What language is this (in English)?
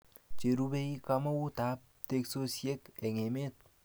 Kalenjin